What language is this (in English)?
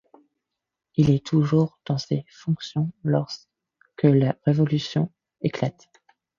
French